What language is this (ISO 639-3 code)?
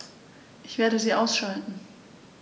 deu